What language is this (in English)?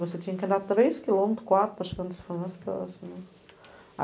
Portuguese